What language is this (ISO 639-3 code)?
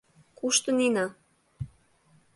chm